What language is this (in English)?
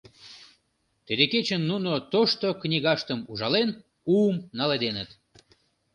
Mari